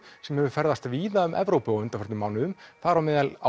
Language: Icelandic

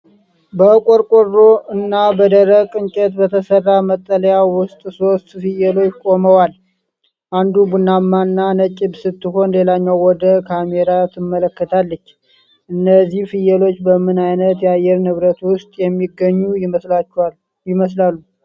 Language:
Amharic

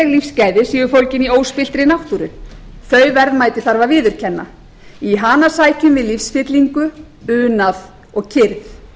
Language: Icelandic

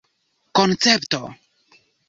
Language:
Esperanto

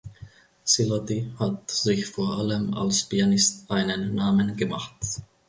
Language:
German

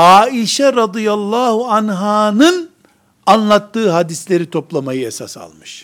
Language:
Turkish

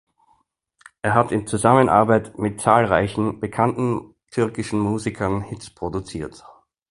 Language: German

